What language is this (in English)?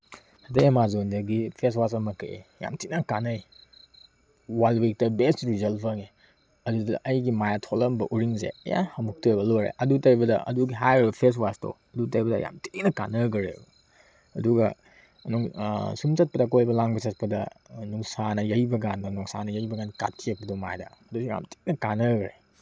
Manipuri